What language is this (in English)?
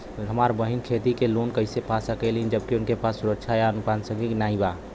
Bhojpuri